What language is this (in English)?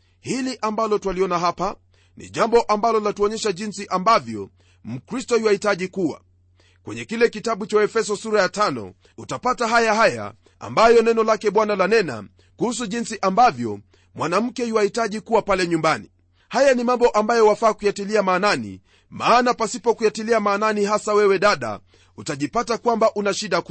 Swahili